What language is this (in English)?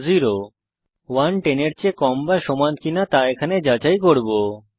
Bangla